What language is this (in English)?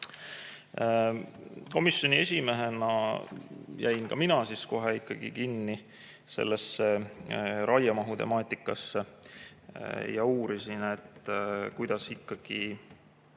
Estonian